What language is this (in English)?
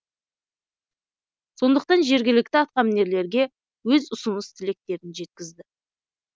Kazakh